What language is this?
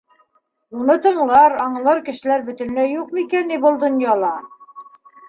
Bashkir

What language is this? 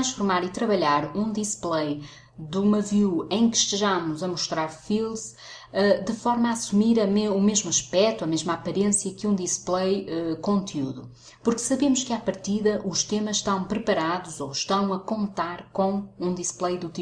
Portuguese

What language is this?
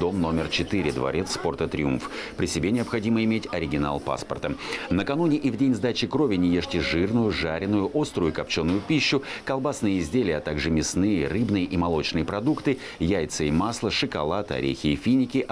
Russian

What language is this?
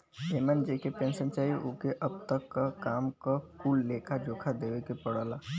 Bhojpuri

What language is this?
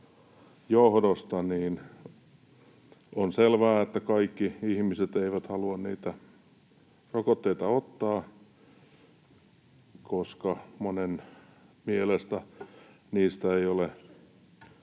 Finnish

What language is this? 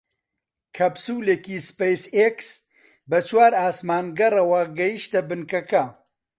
Central Kurdish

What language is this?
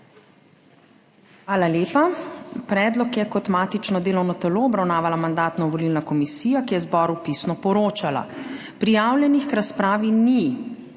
Slovenian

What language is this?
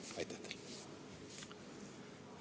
Estonian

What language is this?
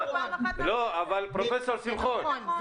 Hebrew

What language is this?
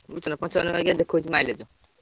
Odia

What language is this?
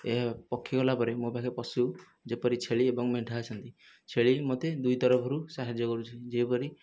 Odia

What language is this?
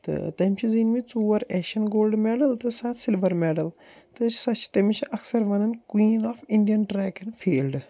Kashmiri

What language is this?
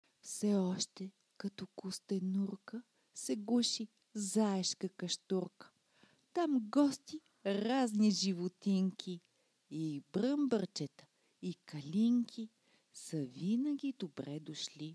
Bulgarian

